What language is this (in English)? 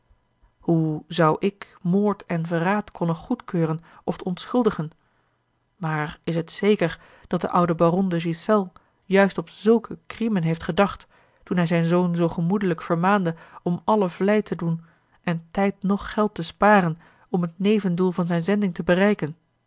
Dutch